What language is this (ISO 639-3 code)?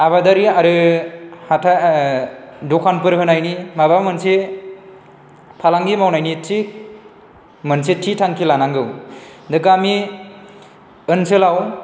brx